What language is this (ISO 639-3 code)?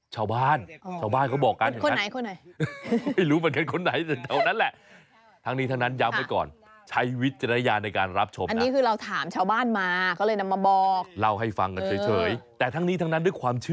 tha